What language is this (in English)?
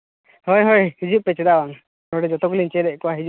Santali